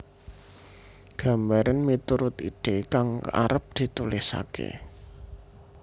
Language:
Javanese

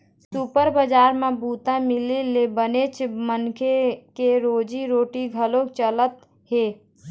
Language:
Chhattisgarhi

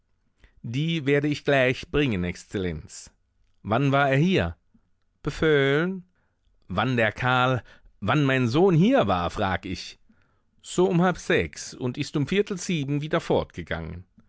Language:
German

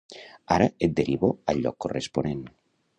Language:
Catalan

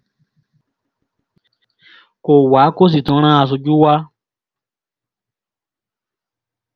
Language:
Yoruba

